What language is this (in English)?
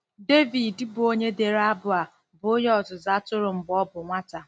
Igbo